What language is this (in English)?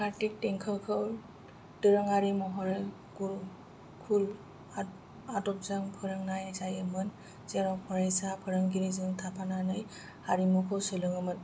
Bodo